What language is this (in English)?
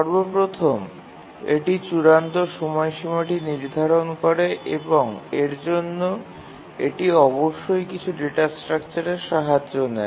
Bangla